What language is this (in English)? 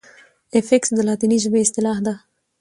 Pashto